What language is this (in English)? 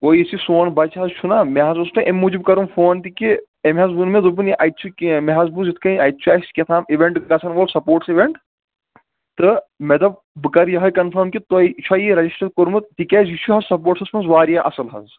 Kashmiri